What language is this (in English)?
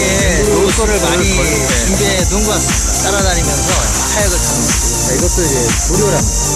Korean